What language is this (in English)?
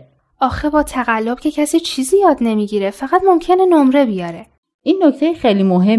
Persian